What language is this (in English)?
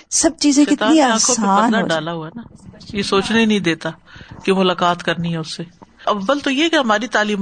Urdu